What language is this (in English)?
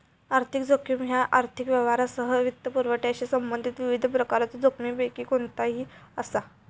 Marathi